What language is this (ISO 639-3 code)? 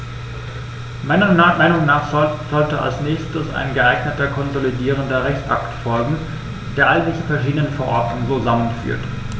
deu